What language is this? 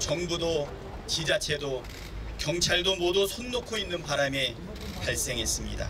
Korean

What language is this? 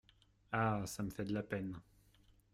French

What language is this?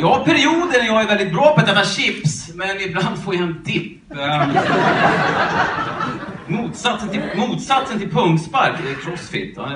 Swedish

